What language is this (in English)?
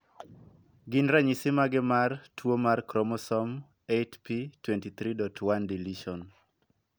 Luo (Kenya and Tanzania)